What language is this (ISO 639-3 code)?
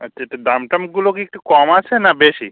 ben